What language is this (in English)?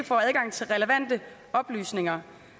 Danish